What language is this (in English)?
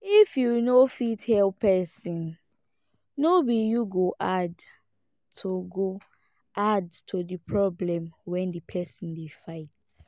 Nigerian Pidgin